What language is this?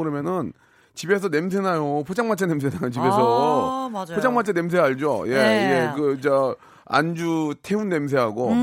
Korean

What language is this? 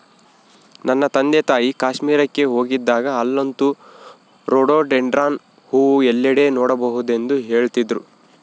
Kannada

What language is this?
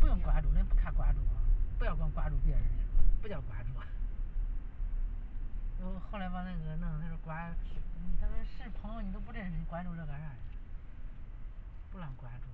Chinese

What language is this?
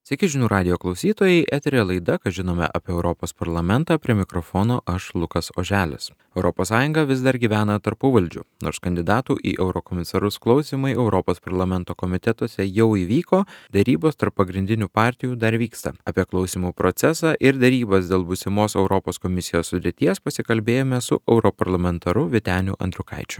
Lithuanian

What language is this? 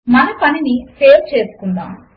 Telugu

